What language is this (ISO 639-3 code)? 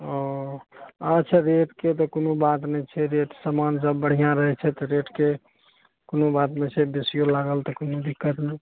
mai